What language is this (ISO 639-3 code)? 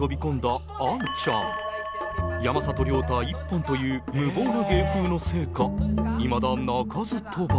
jpn